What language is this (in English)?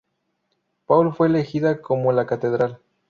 Spanish